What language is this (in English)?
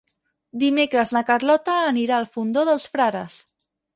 Catalan